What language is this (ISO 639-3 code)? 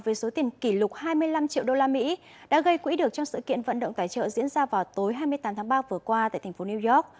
vie